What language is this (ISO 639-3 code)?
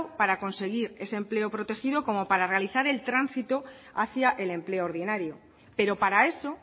spa